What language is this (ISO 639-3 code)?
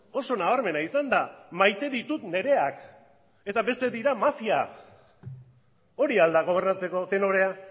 eus